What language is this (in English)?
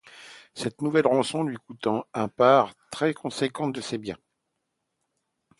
French